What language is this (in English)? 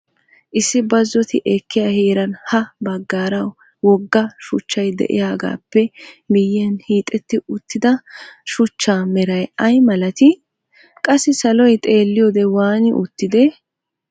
Wolaytta